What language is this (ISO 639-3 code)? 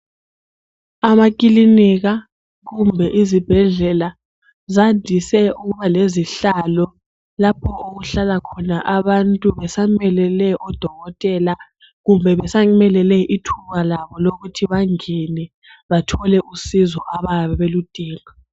nde